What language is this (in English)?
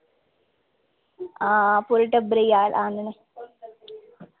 Dogri